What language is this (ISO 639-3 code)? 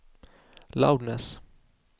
swe